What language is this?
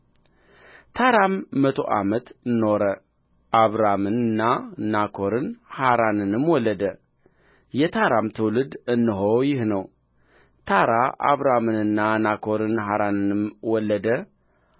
Amharic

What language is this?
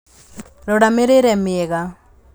Kikuyu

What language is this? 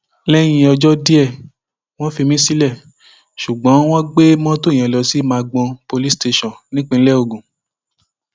Yoruba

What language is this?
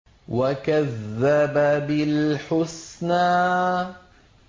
Arabic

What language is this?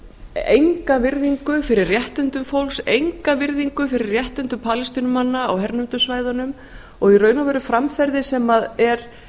Icelandic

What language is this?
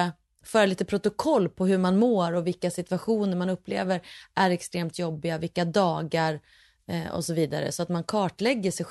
Swedish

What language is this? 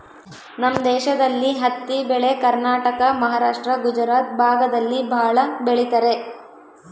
Kannada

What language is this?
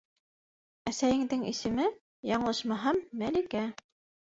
Bashkir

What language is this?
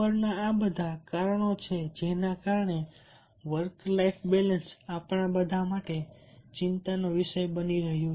Gujarati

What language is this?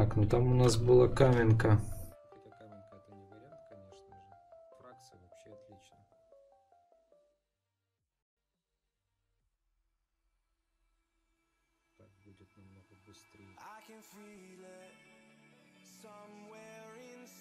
Russian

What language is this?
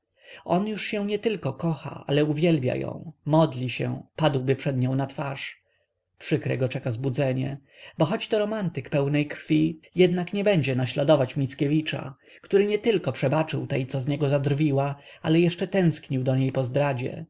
Polish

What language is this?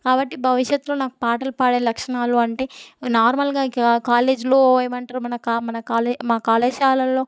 Telugu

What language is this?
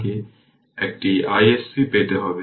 Bangla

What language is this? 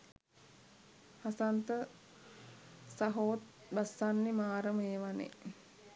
Sinhala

